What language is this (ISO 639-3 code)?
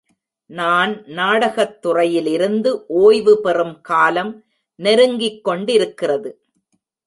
tam